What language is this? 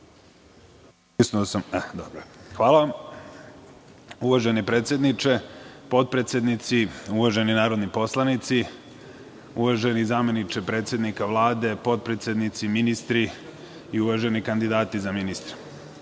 Serbian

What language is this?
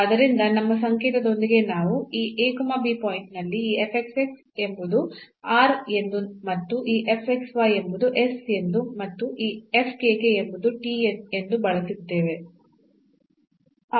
Kannada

